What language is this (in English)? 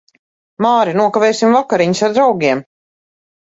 Latvian